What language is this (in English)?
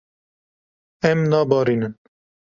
Kurdish